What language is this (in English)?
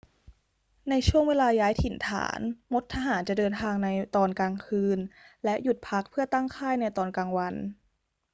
Thai